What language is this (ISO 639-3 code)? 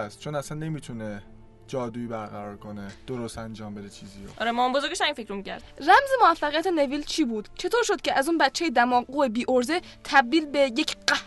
fas